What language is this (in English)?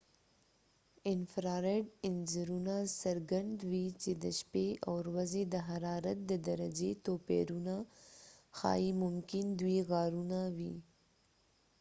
Pashto